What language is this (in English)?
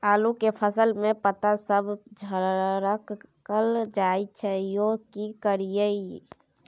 Maithili